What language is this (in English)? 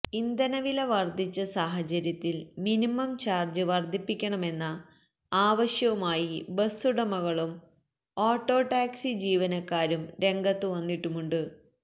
Malayalam